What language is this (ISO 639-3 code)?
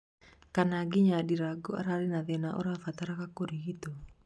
kik